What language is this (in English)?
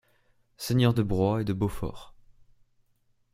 French